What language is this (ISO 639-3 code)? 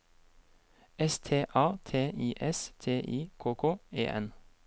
nor